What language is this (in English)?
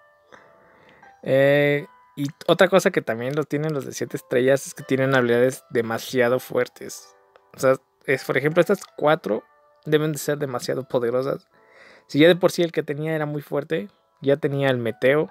Spanish